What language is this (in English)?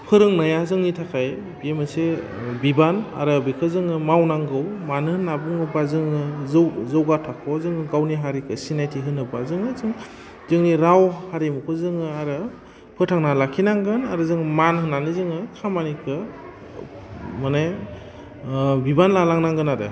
Bodo